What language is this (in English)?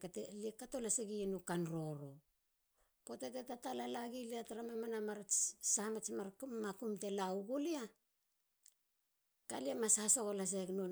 Halia